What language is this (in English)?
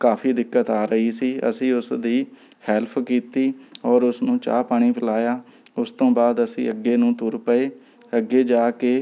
Punjabi